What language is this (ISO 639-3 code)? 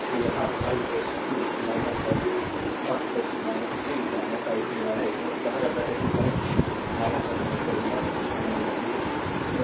hin